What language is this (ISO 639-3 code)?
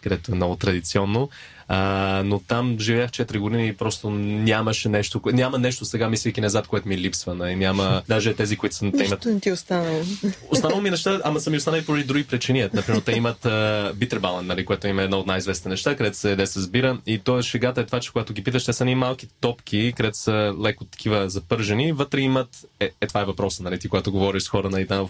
bul